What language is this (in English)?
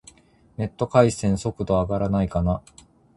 Japanese